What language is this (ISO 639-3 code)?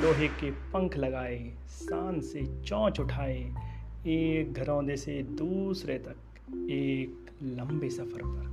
hin